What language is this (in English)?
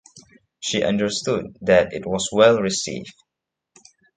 English